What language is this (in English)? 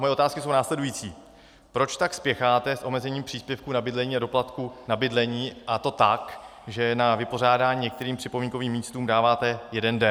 Czech